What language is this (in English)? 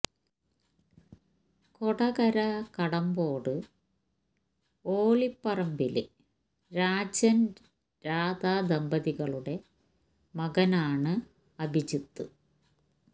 Malayalam